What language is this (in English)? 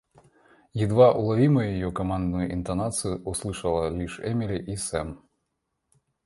Russian